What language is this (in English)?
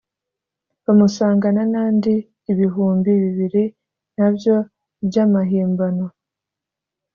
Kinyarwanda